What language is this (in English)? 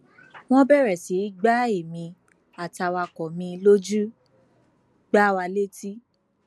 Yoruba